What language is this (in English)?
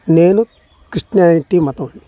Telugu